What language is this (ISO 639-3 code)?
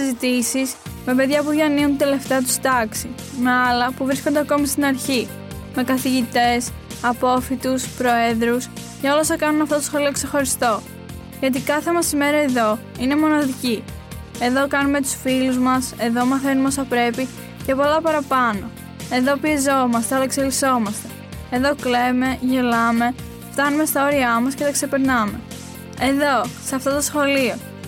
ell